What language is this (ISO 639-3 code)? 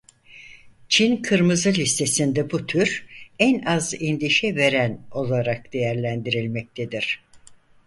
tur